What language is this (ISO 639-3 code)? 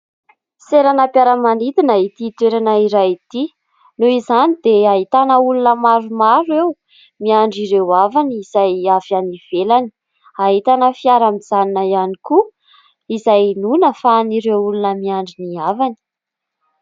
mlg